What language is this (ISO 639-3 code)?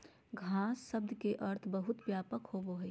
mag